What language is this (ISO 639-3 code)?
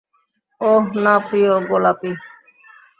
ben